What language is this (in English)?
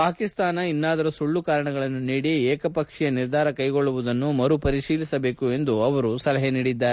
Kannada